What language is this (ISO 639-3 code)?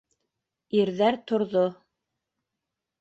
bak